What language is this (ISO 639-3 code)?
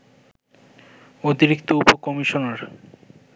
ben